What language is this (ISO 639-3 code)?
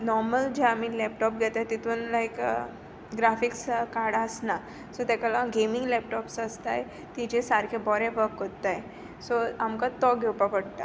kok